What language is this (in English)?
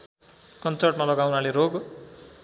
Nepali